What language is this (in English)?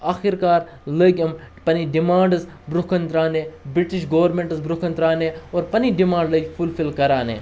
Kashmiri